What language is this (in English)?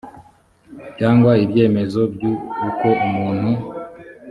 Kinyarwanda